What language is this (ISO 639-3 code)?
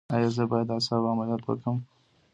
pus